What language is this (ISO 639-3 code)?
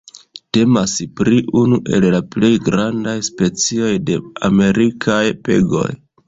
epo